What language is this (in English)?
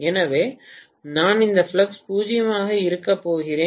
Tamil